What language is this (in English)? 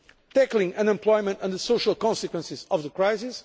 English